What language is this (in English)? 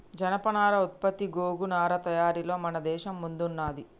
Telugu